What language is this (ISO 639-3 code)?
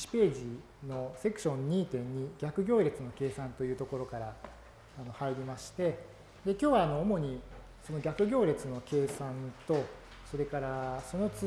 jpn